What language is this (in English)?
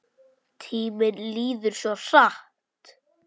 Icelandic